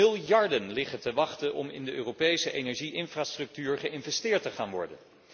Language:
Dutch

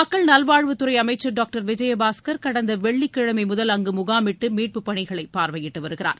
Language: Tamil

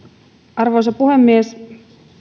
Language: Finnish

